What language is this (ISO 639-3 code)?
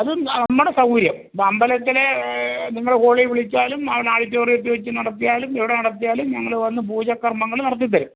mal